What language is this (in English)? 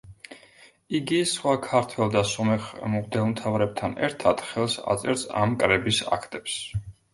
Georgian